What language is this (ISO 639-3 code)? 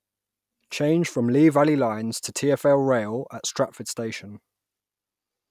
eng